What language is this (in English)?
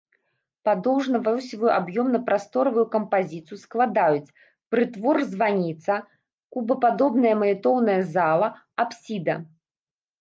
Belarusian